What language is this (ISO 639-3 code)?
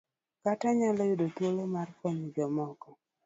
luo